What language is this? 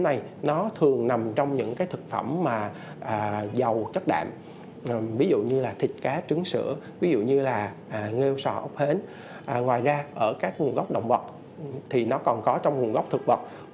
Vietnamese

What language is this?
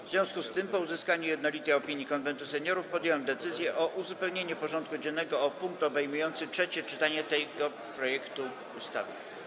Polish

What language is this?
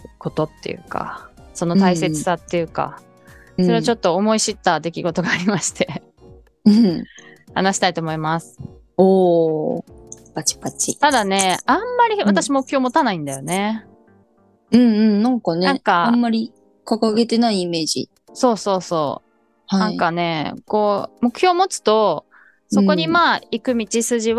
Japanese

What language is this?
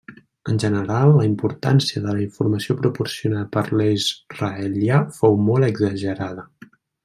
Catalan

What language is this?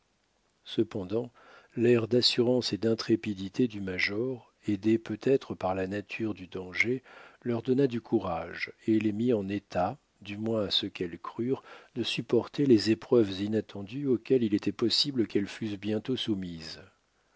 French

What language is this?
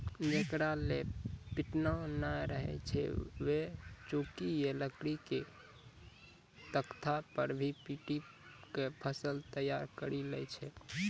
Maithili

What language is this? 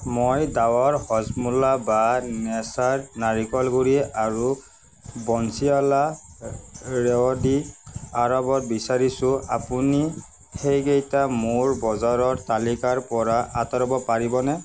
Assamese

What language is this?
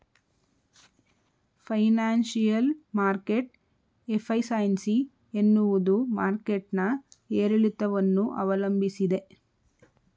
Kannada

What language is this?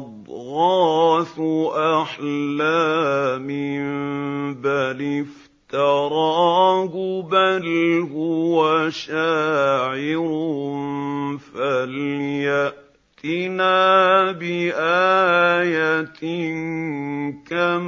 Arabic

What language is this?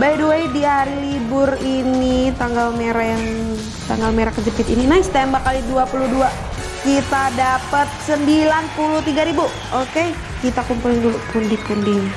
Indonesian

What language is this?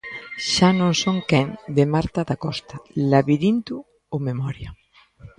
Galician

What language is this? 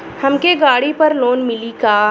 Bhojpuri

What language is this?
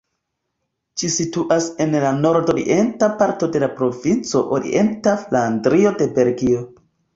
Esperanto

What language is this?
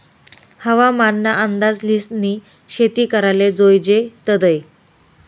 Marathi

